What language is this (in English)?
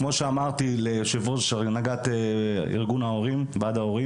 Hebrew